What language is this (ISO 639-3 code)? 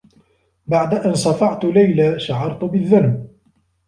ara